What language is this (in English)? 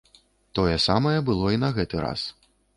Belarusian